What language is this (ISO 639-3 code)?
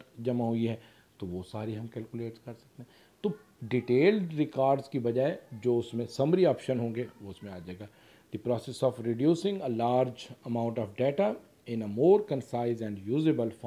hin